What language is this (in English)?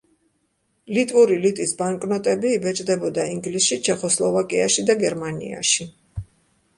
Georgian